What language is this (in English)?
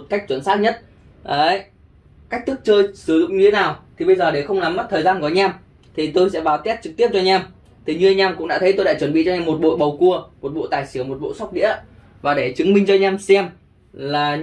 Vietnamese